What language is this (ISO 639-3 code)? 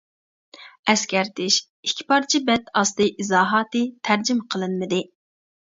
uig